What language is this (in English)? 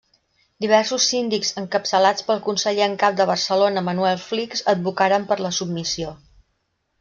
Catalan